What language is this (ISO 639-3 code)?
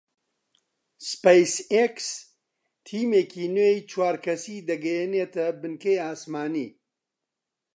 ckb